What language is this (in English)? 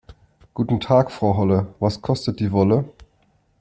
German